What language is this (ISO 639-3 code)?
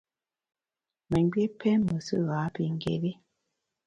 bax